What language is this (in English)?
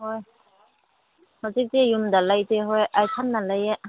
Manipuri